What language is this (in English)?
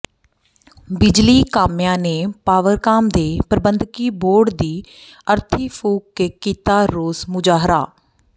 Punjabi